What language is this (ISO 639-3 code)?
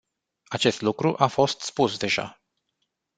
ron